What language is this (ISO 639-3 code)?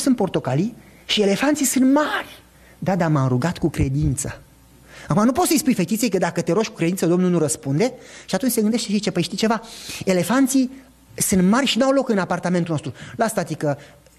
ron